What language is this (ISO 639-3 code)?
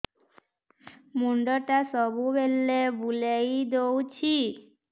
ori